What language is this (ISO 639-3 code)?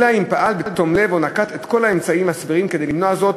heb